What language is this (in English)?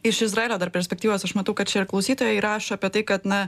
Lithuanian